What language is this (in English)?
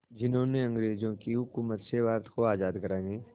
Hindi